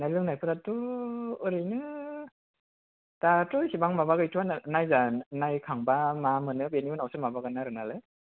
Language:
Bodo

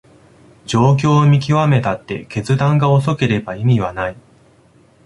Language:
Japanese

